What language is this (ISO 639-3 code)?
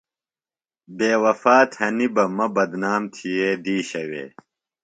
phl